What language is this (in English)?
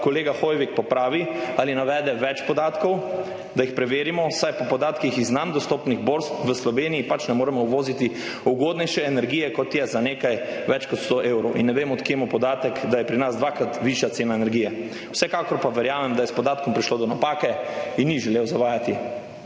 Slovenian